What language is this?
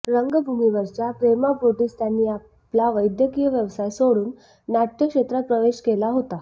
Marathi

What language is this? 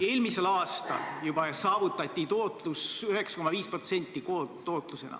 Estonian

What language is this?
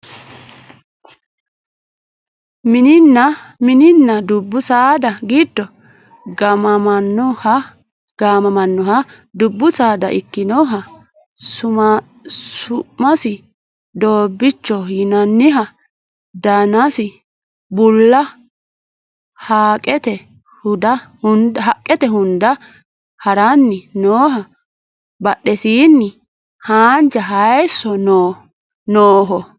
Sidamo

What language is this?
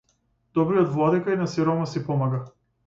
Macedonian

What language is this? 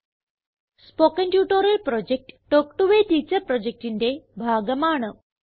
Malayalam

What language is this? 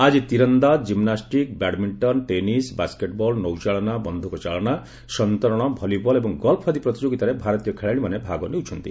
Odia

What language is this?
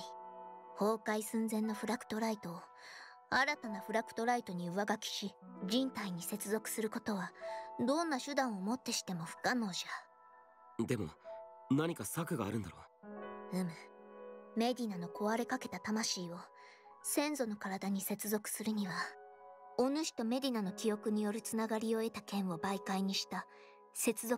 Japanese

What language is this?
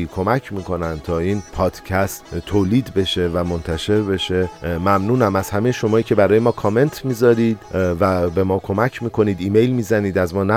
Persian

